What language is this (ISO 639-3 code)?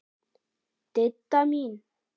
isl